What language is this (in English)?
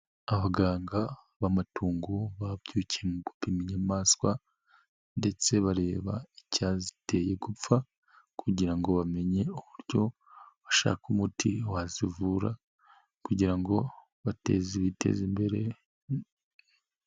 Kinyarwanda